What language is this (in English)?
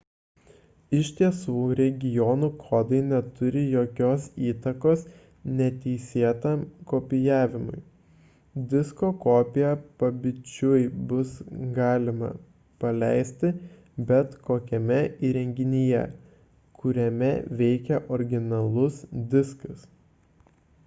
Lithuanian